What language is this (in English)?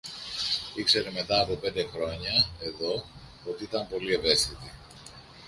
Greek